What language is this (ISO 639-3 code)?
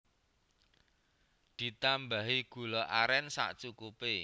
jav